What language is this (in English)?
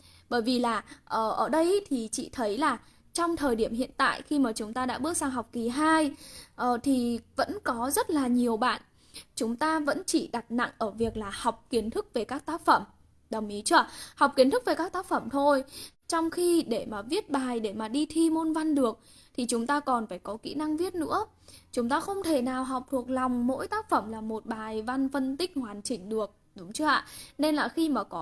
Vietnamese